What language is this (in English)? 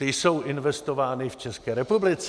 Czech